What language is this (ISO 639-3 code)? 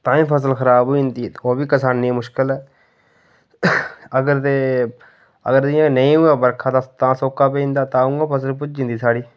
doi